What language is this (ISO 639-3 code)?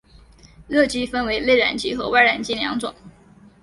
zho